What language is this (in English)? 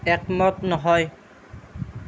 Assamese